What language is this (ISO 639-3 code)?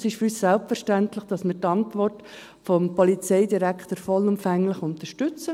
gsw